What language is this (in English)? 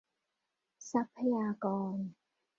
Thai